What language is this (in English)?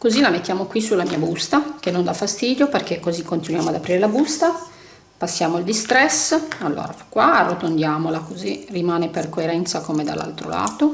Italian